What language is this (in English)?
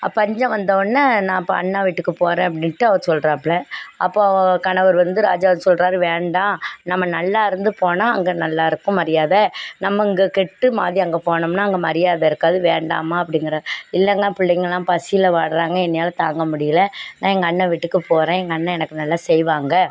Tamil